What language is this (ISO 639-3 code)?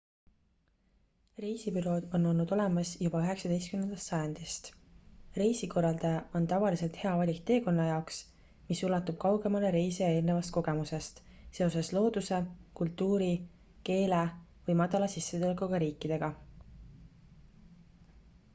est